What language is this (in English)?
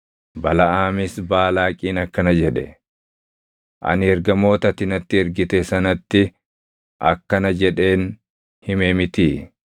Oromo